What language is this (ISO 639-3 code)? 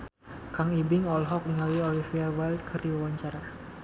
sun